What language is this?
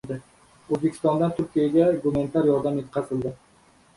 Uzbek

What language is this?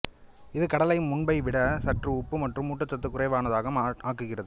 Tamil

